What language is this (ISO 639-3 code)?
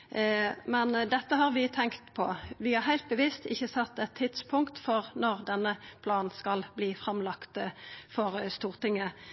nno